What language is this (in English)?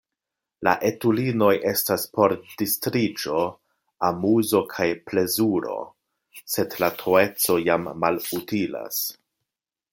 Esperanto